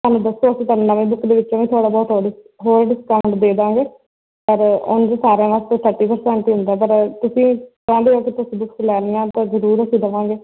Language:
Punjabi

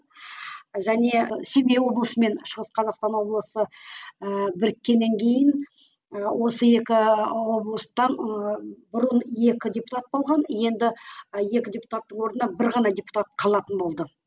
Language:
Kazakh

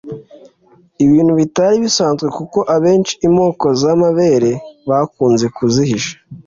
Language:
Kinyarwanda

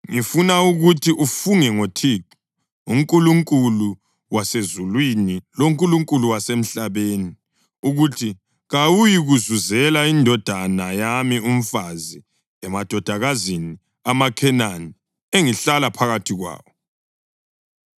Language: North Ndebele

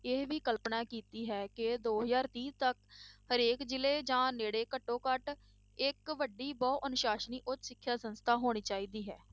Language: Punjabi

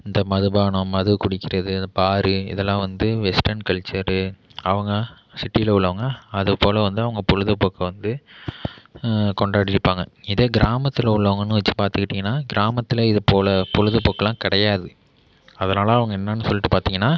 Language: Tamil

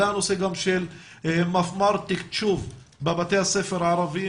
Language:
Hebrew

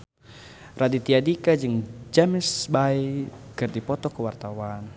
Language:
Sundanese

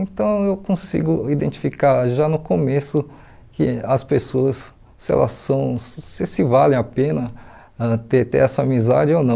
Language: Portuguese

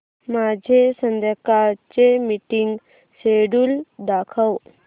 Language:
Marathi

